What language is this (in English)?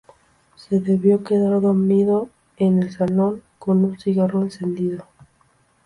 Spanish